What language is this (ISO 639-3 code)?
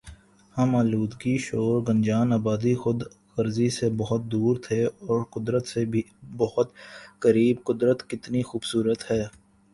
urd